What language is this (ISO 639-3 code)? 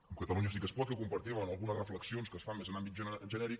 cat